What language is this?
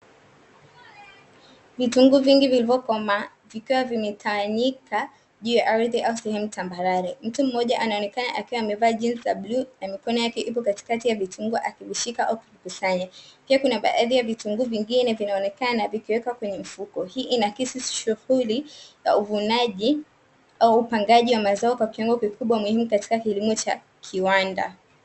Swahili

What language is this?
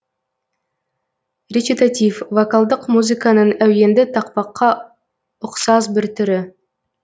Kazakh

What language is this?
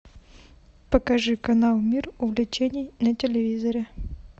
Russian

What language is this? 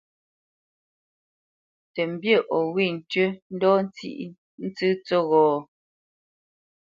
Bamenyam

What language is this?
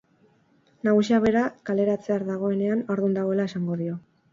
Basque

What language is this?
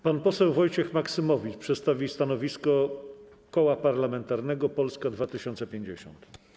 Polish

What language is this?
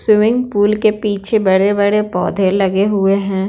Hindi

